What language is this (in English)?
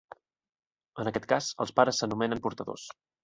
Catalan